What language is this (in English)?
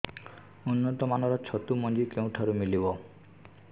Odia